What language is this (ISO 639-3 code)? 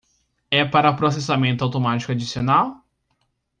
por